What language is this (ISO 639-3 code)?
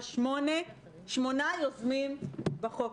heb